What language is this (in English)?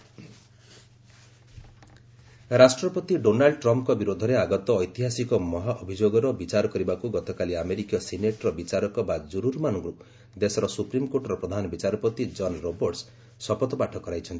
Odia